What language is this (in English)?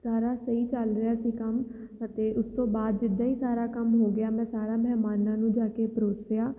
Punjabi